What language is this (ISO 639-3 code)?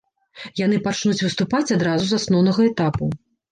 bel